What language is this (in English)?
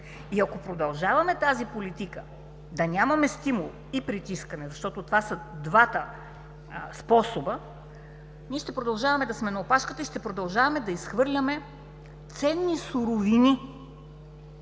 Bulgarian